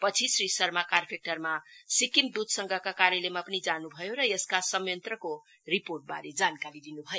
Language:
Nepali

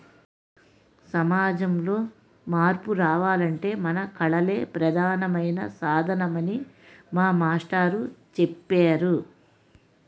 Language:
Telugu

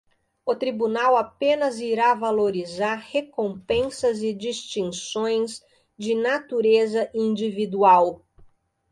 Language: Portuguese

